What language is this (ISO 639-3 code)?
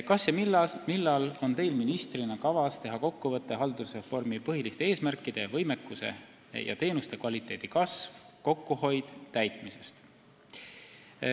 est